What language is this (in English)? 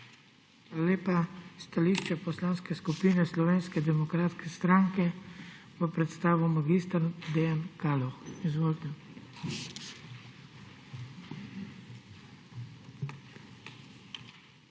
Slovenian